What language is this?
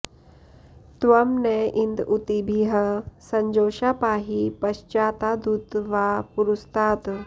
Sanskrit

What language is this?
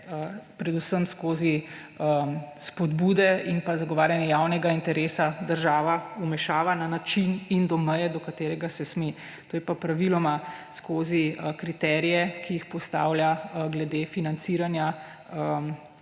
Slovenian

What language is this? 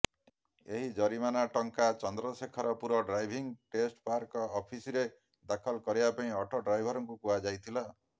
Odia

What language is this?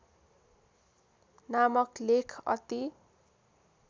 Nepali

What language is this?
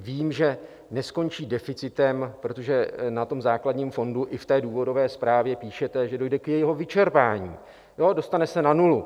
Czech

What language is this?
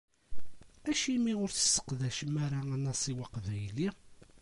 Kabyle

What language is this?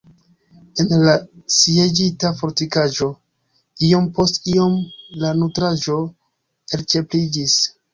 Esperanto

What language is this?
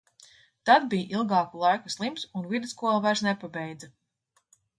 Latvian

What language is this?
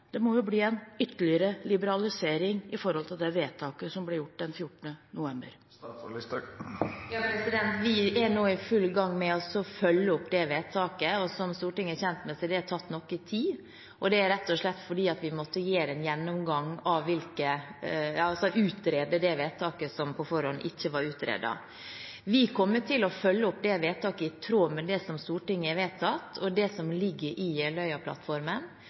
Norwegian Bokmål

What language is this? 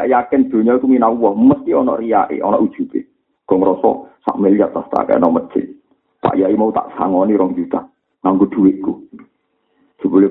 Malay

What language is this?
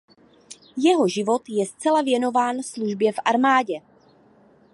Czech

